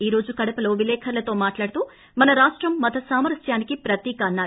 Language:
Telugu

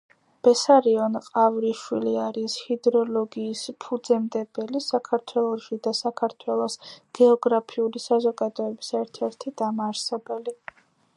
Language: Georgian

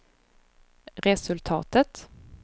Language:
Swedish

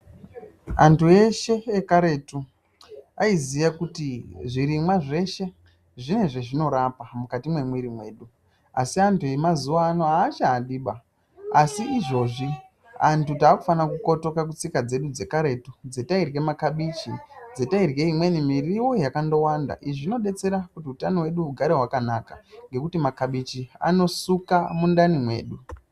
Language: Ndau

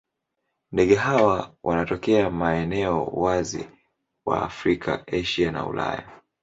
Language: Swahili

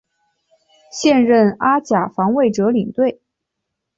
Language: Chinese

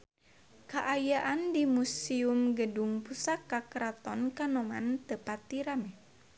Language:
Sundanese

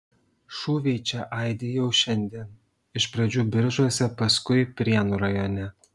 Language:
Lithuanian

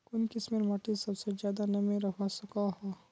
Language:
Magahi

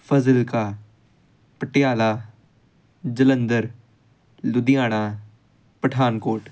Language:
Punjabi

